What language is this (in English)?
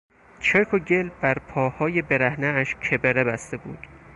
Persian